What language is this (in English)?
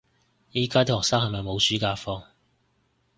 Cantonese